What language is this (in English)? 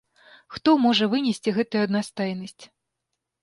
Belarusian